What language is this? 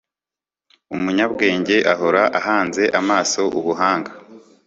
Kinyarwanda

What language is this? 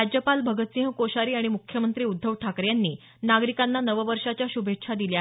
Marathi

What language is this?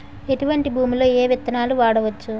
Telugu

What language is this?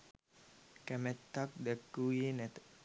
Sinhala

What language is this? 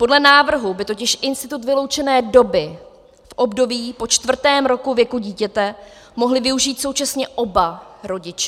Czech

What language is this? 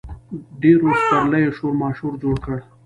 Pashto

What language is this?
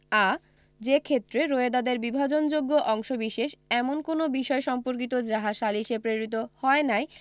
Bangla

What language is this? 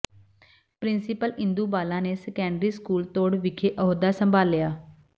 Punjabi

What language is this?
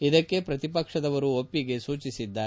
Kannada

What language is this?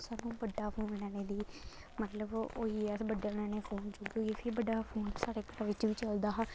Dogri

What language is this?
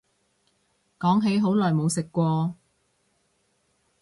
Cantonese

